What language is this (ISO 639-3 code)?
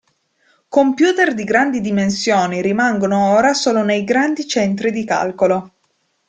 ita